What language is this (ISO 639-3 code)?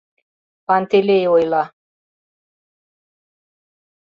chm